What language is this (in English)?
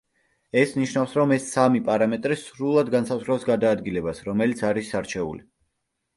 Georgian